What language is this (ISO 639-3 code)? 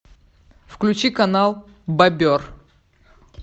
rus